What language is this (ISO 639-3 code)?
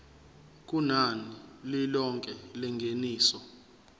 zul